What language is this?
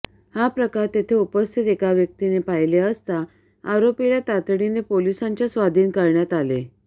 Marathi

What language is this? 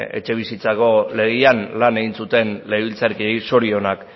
Basque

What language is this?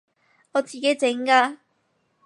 Cantonese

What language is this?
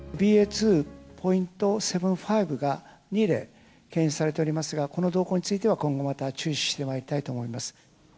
Japanese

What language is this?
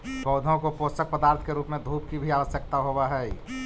Magahi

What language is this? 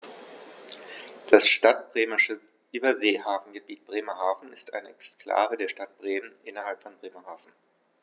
German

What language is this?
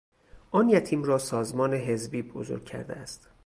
Persian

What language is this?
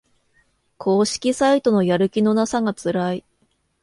Japanese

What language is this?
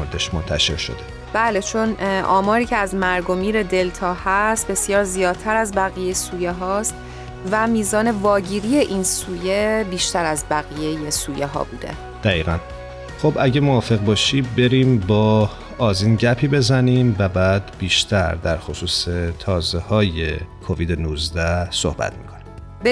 Persian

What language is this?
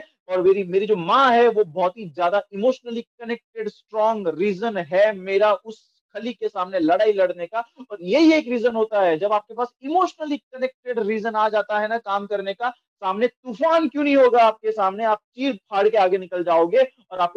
Hindi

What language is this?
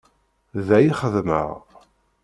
Kabyle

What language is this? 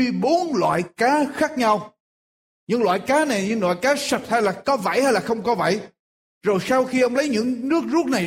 Vietnamese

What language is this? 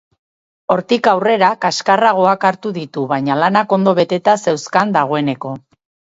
Basque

